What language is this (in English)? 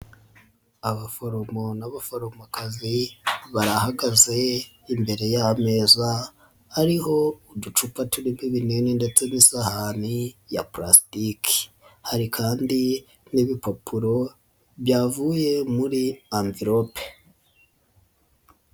Kinyarwanda